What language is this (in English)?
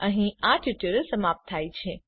Gujarati